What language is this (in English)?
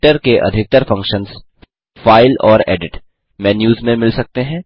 Hindi